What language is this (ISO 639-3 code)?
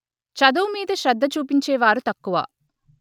tel